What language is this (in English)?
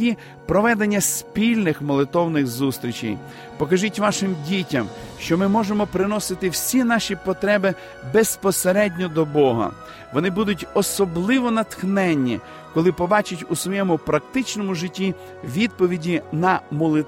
Ukrainian